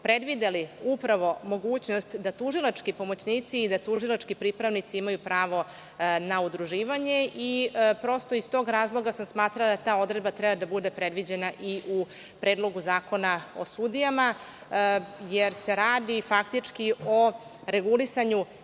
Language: Serbian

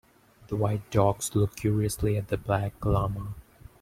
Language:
English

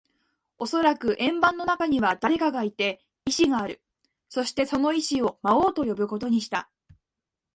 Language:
Japanese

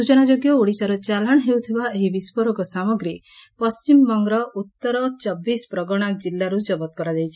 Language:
Odia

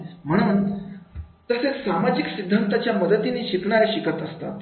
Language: Marathi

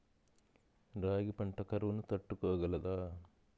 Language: Telugu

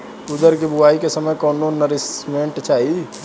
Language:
Bhojpuri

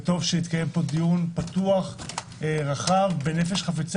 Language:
Hebrew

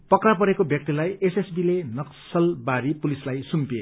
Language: Nepali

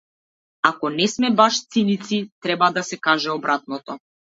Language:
Macedonian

